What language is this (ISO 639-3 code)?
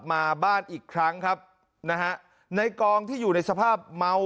tha